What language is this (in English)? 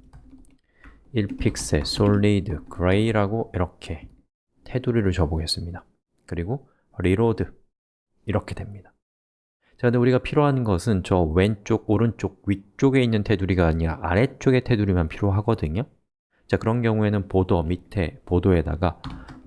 Korean